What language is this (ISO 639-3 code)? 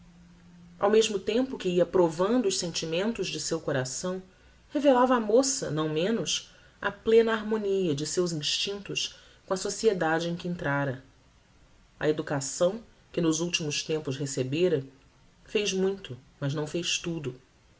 por